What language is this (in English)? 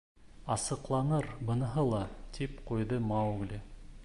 Bashkir